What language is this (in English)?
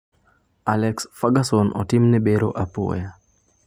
Luo (Kenya and Tanzania)